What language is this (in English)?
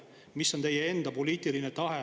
Estonian